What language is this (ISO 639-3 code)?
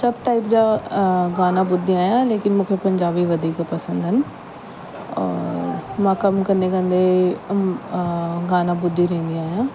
snd